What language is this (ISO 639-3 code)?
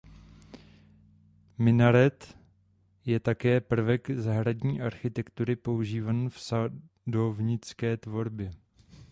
ces